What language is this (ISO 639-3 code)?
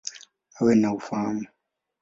swa